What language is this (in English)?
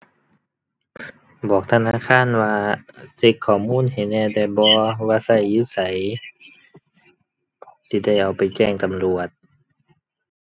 Thai